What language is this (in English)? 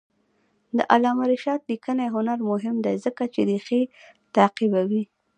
Pashto